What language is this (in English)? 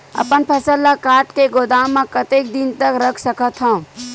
Chhattisgarhi